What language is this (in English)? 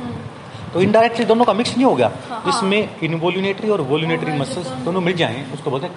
Hindi